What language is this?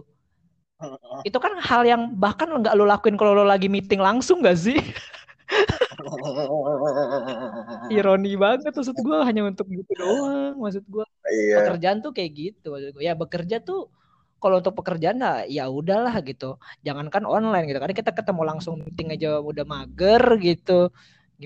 Indonesian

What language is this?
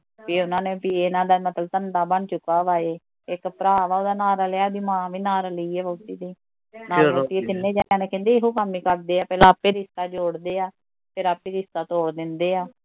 Punjabi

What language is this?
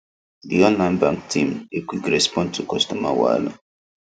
Nigerian Pidgin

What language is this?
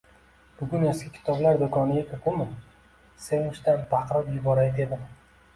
Uzbek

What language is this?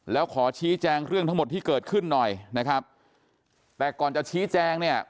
Thai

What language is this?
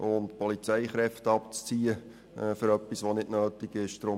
Swiss German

